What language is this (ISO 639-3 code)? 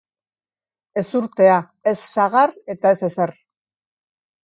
eus